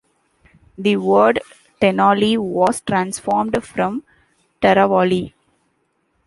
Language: English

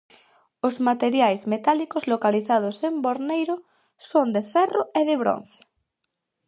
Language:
Galician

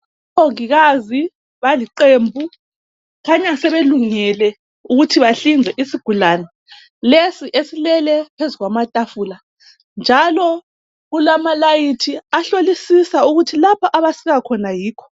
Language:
North Ndebele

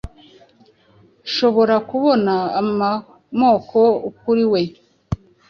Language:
Kinyarwanda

